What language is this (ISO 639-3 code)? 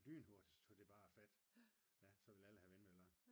dan